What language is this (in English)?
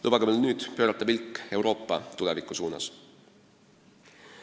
Estonian